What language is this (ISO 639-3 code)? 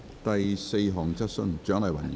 yue